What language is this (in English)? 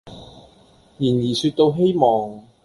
Cantonese